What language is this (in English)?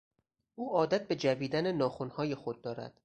Persian